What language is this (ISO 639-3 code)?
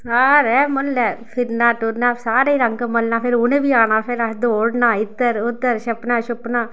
doi